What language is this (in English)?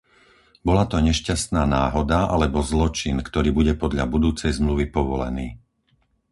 Slovak